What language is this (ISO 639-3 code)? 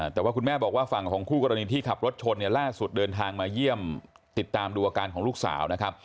tha